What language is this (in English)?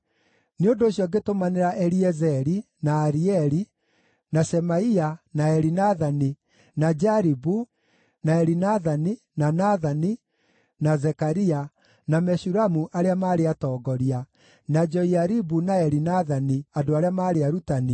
Kikuyu